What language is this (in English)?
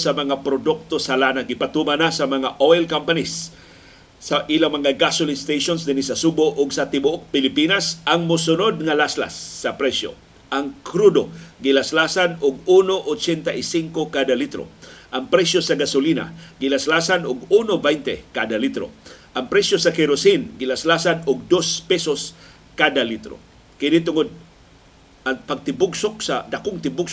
Filipino